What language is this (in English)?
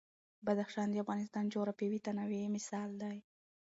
Pashto